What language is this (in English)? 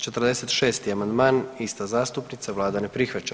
Croatian